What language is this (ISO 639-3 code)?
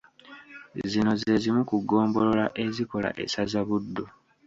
lug